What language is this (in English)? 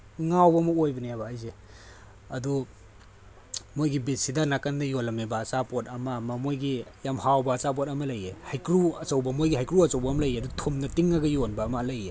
Manipuri